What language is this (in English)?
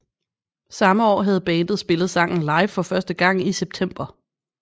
Danish